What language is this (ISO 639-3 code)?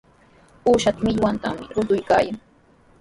qws